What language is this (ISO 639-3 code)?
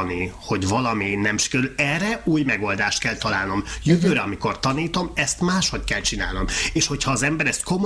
hun